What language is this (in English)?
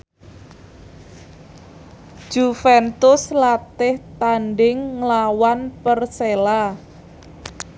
Javanese